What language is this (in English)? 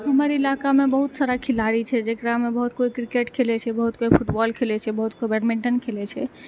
Maithili